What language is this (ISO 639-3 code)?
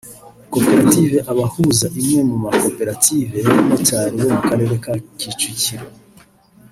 kin